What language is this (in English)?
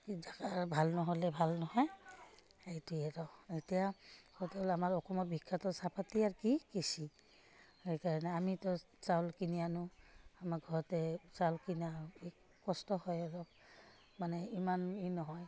Assamese